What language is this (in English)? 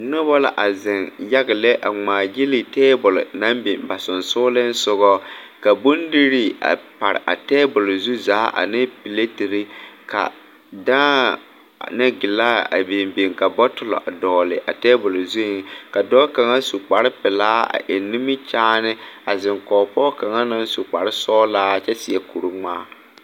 Southern Dagaare